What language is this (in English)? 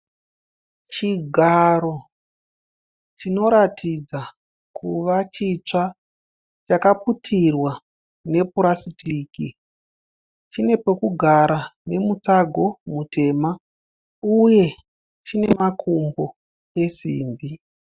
Shona